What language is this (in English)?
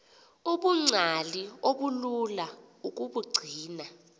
Xhosa